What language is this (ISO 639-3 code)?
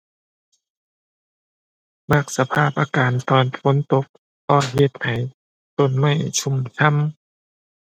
tha